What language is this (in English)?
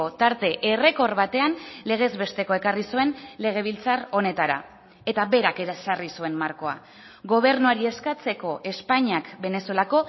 Basque